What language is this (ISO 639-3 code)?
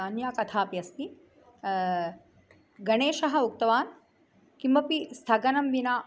san